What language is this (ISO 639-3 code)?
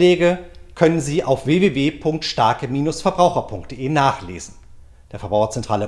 deu